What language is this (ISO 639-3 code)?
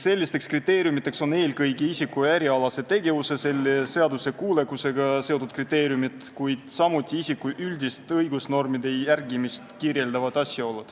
est